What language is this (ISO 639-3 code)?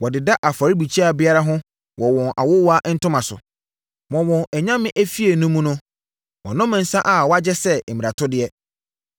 aka